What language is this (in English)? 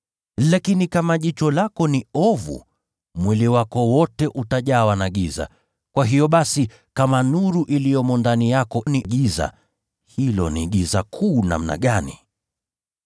Swahili